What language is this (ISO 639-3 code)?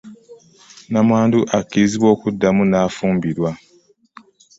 lug